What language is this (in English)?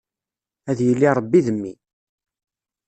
Kabyle